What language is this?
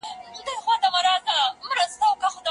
Pashto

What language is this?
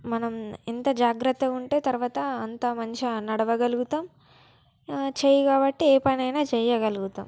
Telugu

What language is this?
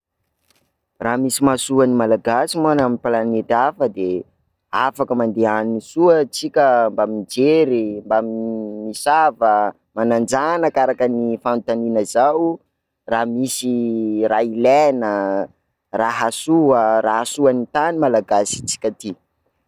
Sakalava Malagasy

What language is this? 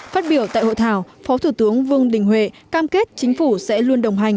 Vietnamese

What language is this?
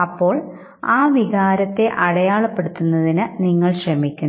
Malayalam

